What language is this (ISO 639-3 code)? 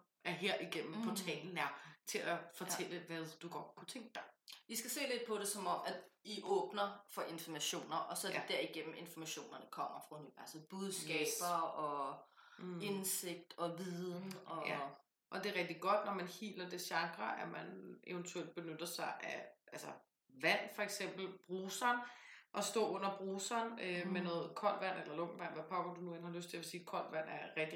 dan